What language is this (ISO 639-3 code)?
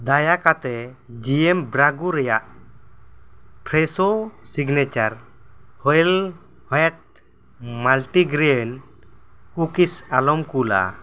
sat